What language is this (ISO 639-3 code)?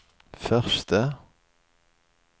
swe